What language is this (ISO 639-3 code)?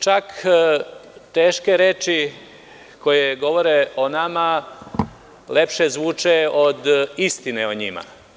srp